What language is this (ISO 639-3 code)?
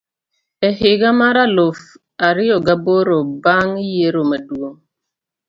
luo